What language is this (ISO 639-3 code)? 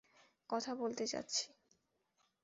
ben